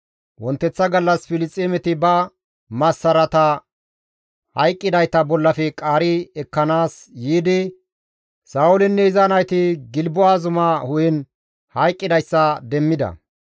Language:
Gamo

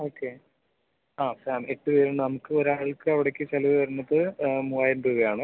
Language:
Malayalam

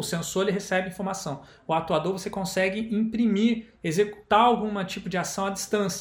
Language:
Portuguese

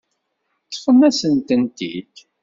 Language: Kabyle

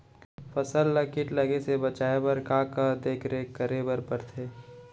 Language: Chhattisgarhi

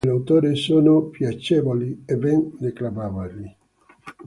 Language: Italian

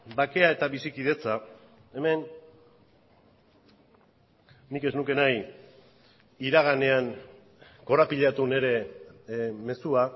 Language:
Basque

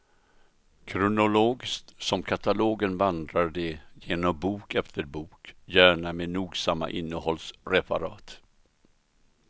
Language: Swedish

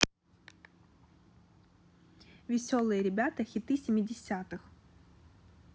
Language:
Russian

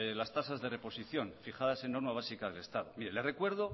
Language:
Spanish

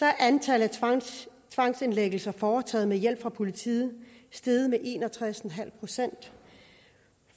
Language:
Danish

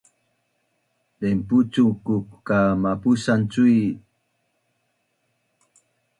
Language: Bunun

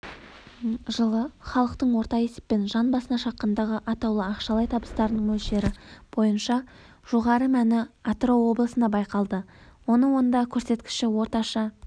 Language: Kazakh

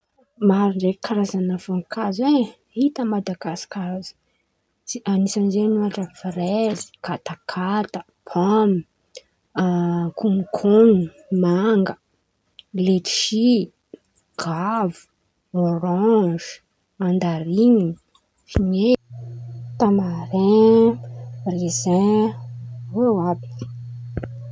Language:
Antankarana Malagasy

